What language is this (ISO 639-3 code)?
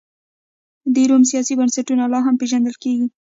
pus